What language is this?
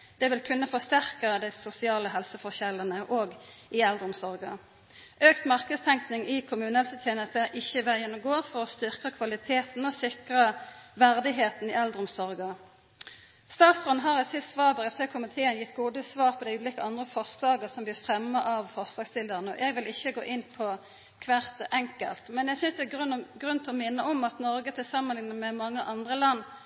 Norwegian Nynorsk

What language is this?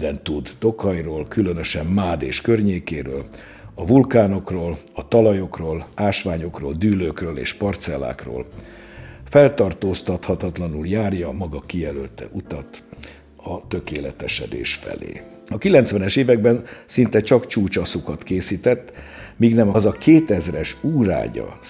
Hungarian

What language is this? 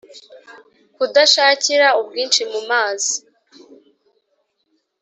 Kinyarwanda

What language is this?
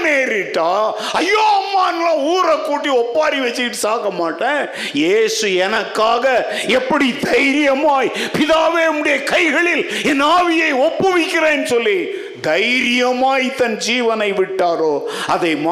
Tamil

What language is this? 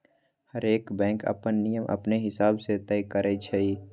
Magahi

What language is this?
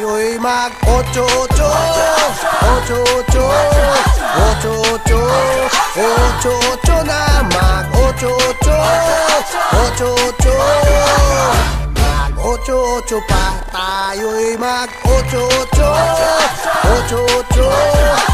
Thai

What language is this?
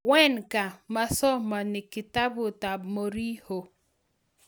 Kalenjin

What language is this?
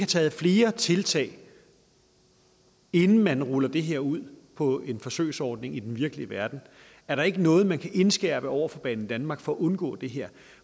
Danish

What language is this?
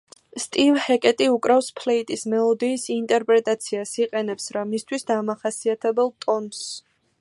Georgian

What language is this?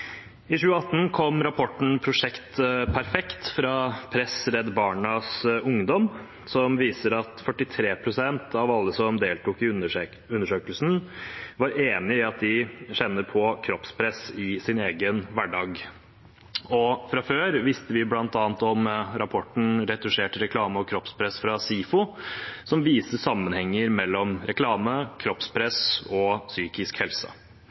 Norwegian Bokmål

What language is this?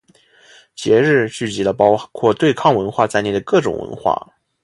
Chinese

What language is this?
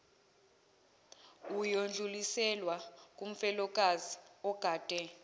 Zulu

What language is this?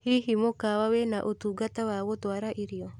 Kikuyu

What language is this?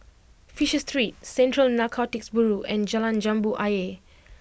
English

